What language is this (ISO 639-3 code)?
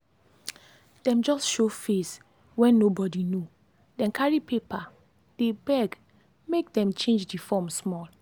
pcm